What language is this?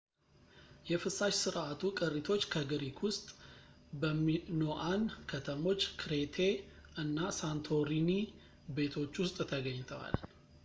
Amharic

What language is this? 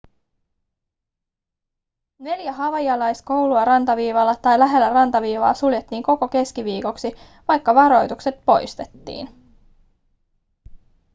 Finnish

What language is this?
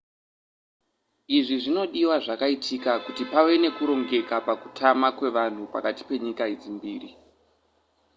Shona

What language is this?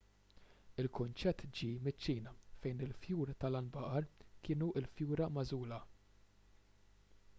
Maltese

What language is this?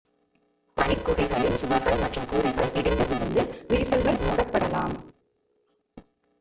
Tamil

